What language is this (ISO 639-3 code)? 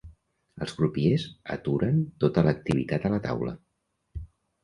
cat